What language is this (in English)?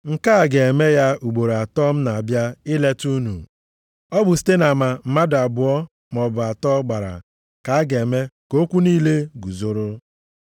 Igbo